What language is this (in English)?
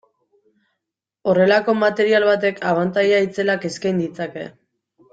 Basque